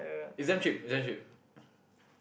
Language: English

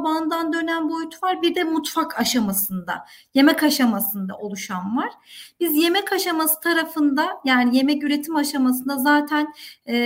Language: Turkish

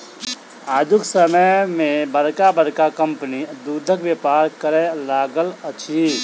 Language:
Maithili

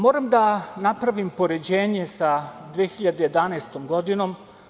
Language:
Serbian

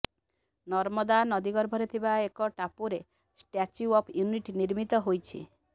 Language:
Odia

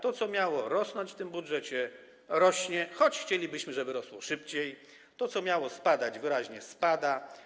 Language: Polish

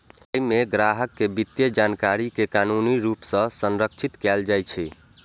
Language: Maithili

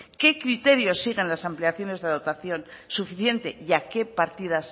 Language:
Spanish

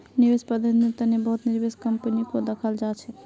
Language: Magahi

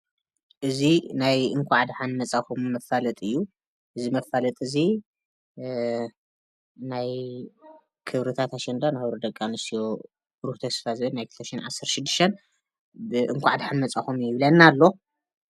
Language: Tigrinya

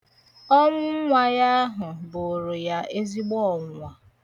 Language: Igbo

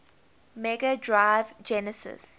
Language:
English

